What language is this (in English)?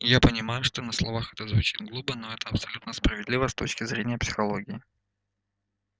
Russian